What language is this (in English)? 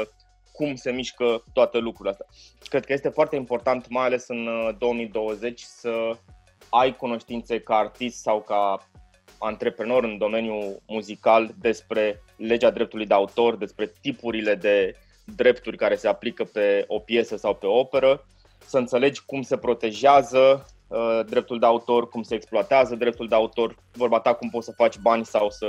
Romanian